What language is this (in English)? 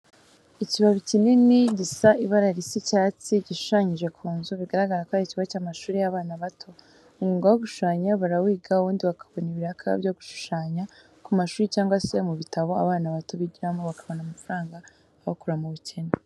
Kinyarwanda